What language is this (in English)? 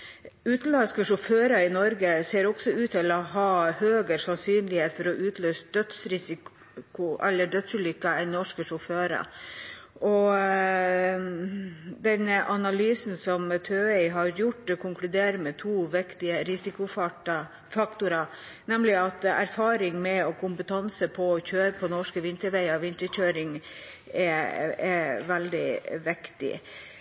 Norwegian Bokmål